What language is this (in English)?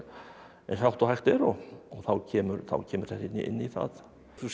Icelandic